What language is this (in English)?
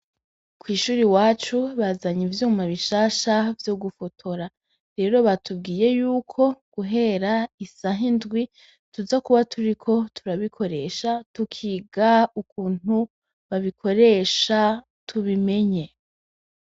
Rundi